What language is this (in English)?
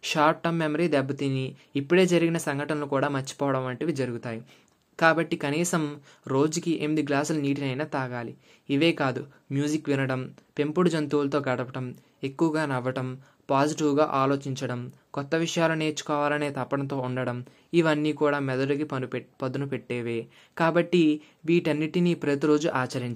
Telugu